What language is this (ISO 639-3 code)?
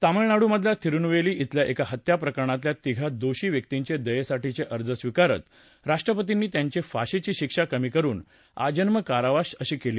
mar